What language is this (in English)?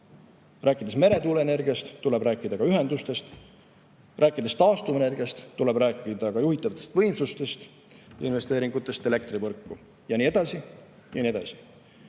Estonian